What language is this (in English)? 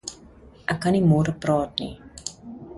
Afrikaans